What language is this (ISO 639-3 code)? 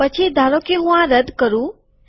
guj